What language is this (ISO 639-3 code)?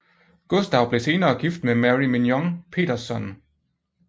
dan